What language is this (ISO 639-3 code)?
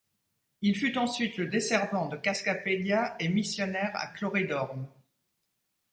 fra